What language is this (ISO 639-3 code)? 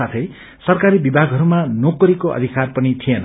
nep